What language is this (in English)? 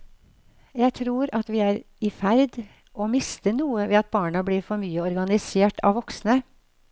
Norwegian